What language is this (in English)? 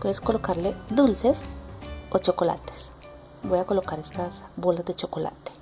Spanish